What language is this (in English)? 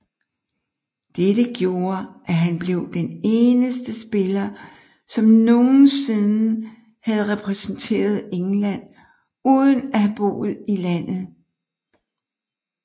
Danish